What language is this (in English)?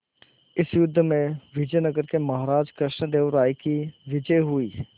Hindi